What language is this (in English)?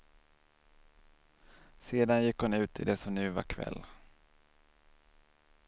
Swedish